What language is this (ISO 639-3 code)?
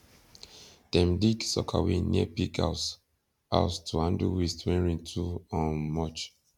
pcm